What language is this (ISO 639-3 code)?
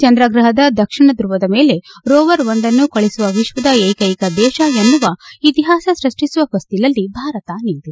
kan